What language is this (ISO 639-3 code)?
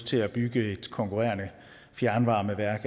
dan